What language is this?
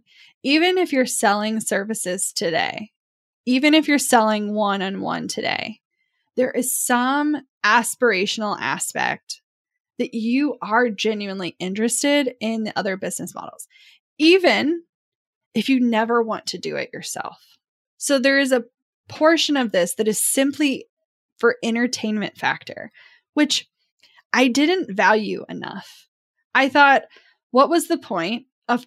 English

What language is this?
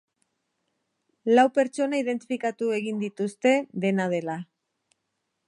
Basque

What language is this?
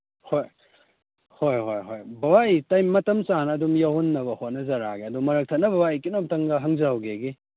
Manipuri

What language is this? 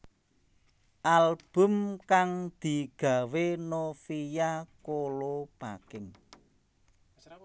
Javanese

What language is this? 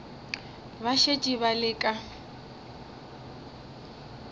Northern Sotho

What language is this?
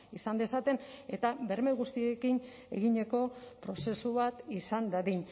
Basque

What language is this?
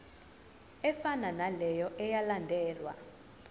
Zulu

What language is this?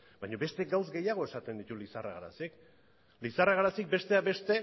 Basque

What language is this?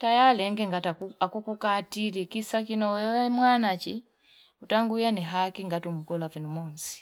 Fipa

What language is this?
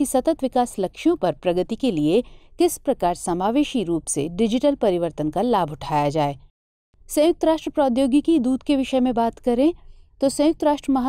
Hindi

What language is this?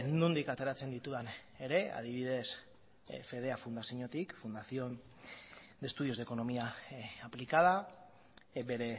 Basque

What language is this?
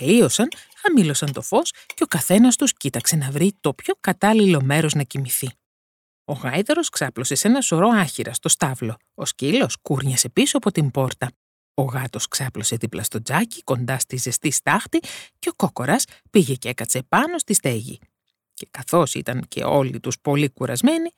Greek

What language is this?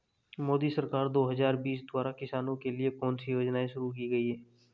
Hindi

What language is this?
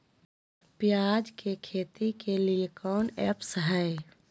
Magahi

